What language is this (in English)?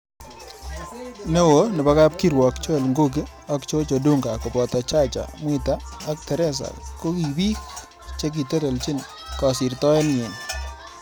Kalenjin